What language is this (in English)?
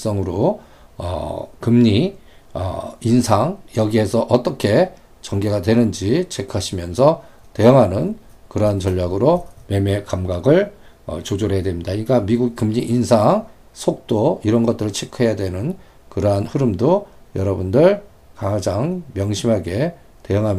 Korean